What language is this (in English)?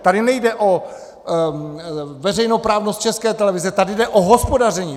Czech